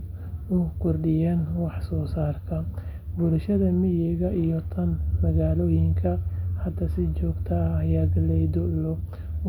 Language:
Somali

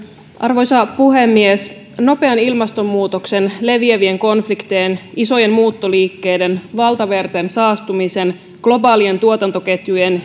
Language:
Finnish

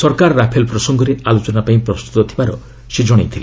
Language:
Odia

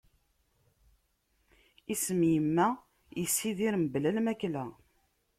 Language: Kabyle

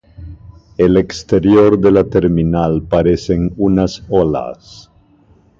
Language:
Spanish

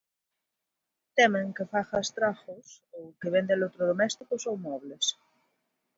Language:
Galician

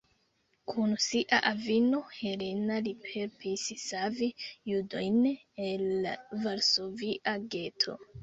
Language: Esperanto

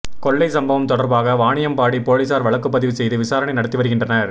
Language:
Tamil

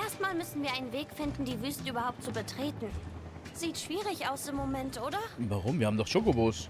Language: German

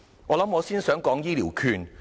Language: Cantonese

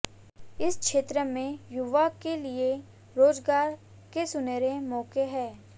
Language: Hindi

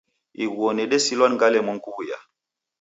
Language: Taita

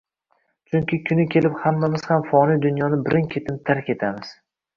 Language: Uzbek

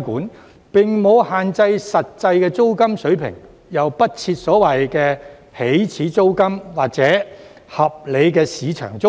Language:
Cantonese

